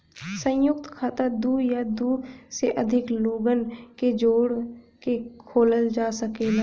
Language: Bhojpuri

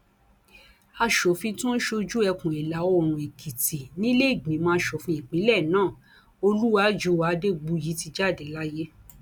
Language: Yoruba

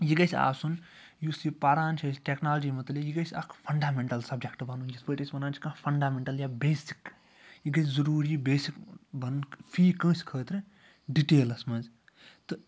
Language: Kashmiri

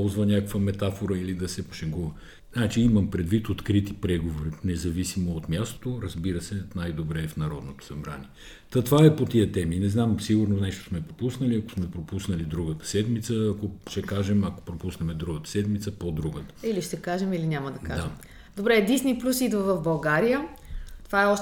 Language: Bulgarian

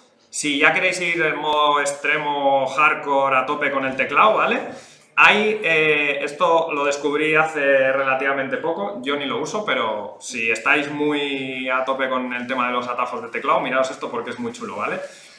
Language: Spanish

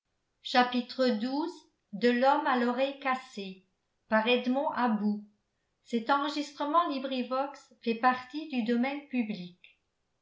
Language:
French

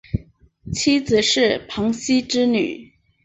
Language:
Chinese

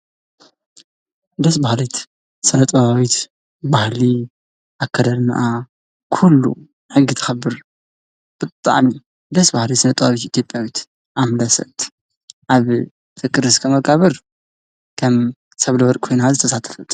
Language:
Tigrinya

